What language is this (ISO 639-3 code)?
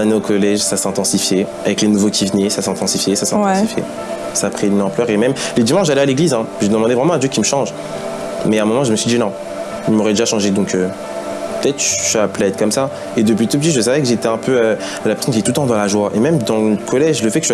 fra